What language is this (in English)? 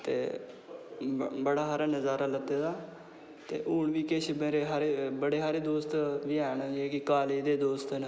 Dogri